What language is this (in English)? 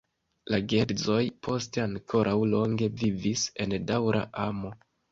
Esperanto